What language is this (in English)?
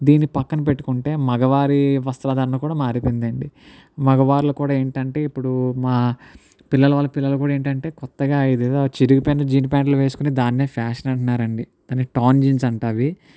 Telugu